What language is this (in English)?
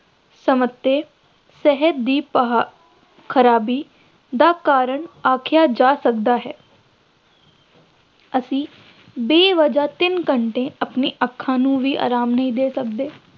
Punjabi